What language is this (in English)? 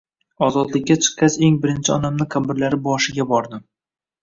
Uzbek